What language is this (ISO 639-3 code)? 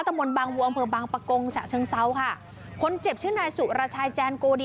tha